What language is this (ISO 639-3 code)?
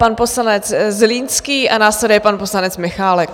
ces